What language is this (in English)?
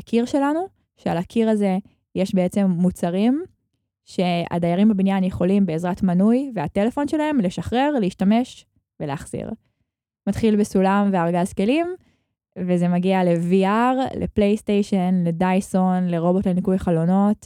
Hebrew